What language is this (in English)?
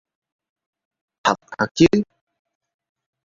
Vietnamese